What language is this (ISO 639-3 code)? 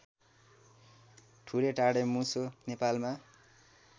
nep